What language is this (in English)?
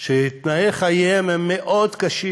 Hebrew